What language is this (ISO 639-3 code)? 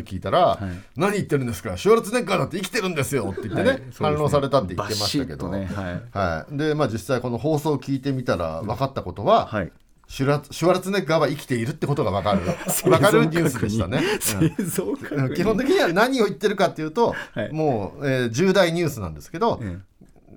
jpn